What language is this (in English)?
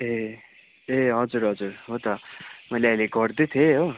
Nepali